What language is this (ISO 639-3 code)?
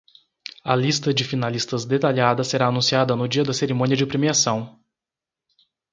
por